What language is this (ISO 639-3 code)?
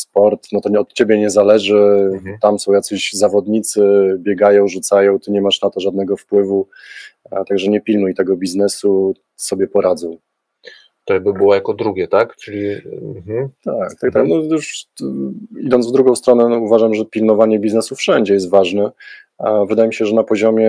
pol